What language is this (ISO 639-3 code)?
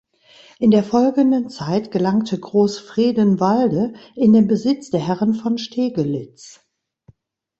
deu